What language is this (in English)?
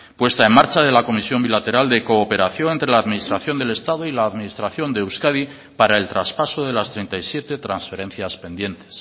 Spanish